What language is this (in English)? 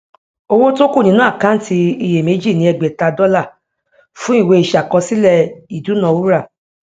Yoruba